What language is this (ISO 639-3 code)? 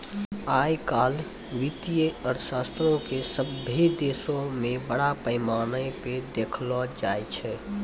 mai